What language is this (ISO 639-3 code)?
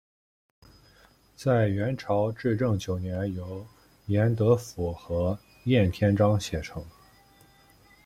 zho